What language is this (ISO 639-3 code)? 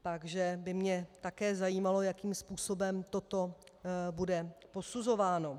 ces